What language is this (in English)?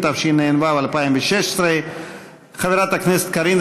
Hebrew